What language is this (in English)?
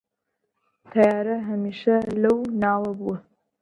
Central Kurdish